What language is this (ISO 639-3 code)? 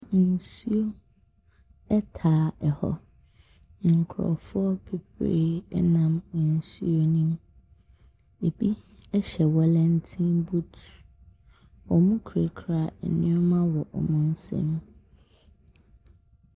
aka